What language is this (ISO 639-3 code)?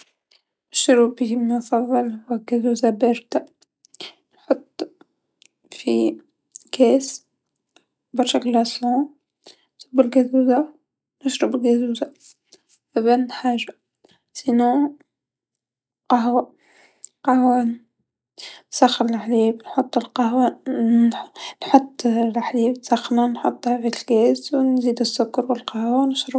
aeb